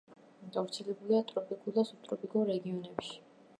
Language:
Georgian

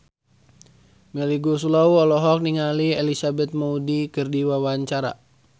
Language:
Sundanese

